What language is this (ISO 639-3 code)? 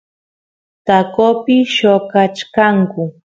qus